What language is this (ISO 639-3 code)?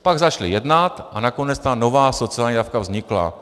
ces